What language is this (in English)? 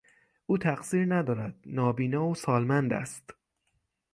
Persian